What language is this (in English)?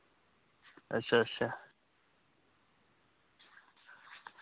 Dogri